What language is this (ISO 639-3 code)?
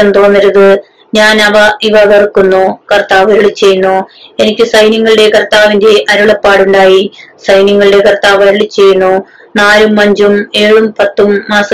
mal